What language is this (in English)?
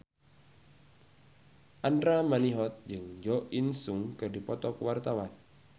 Sundanese